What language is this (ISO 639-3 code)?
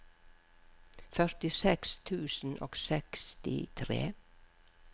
nor